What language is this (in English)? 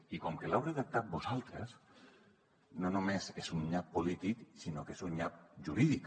Catalan